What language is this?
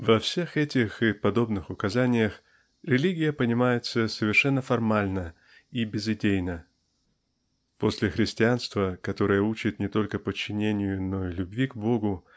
Russian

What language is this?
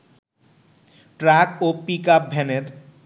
Bangla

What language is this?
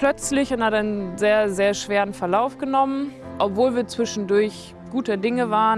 German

